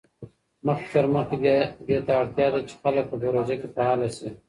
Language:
Pashto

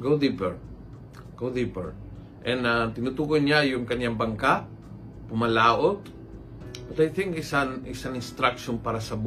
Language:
Filipino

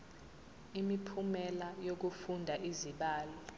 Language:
Zulu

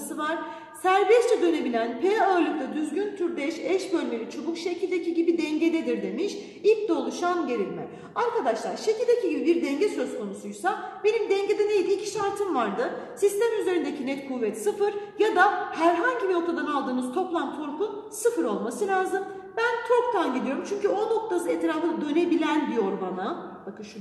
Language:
Turkish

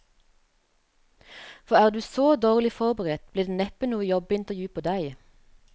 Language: Norwegian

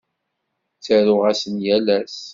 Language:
Kabyle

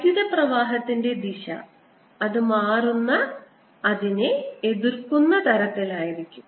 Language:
Malayalam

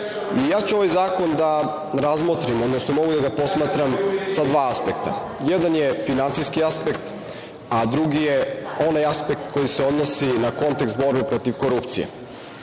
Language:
Serbian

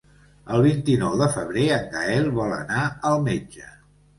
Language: Catalan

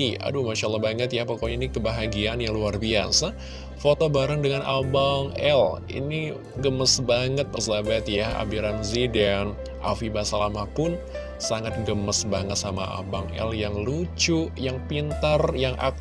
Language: Indonesian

